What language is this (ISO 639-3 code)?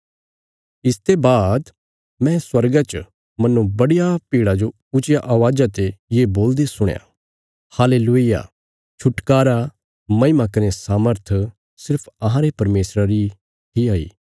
kfs